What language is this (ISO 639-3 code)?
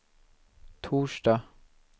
swe